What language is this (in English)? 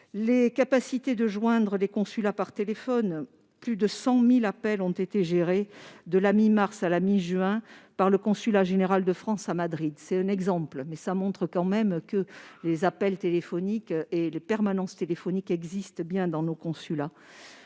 French